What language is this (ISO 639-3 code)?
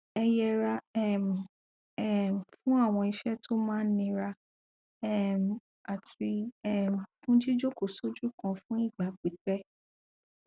yor